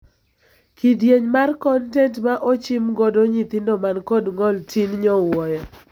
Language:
Luo (Kenya and Tanzania)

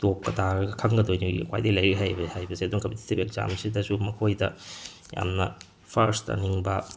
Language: Manipuri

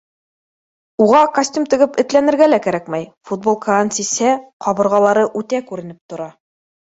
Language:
Bashkir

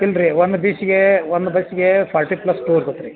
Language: Kannada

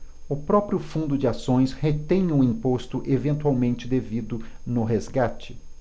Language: Portuguese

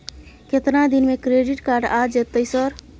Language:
Maithili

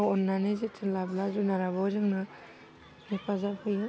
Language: Bodo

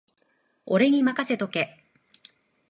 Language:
Japanese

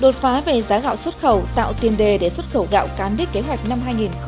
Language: Vietnamese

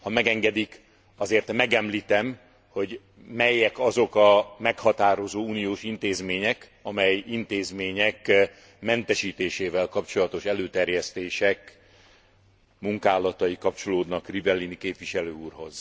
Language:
Hungarian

